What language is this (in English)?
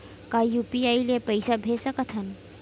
Chhattisgarhi